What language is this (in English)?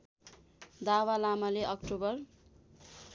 Nepali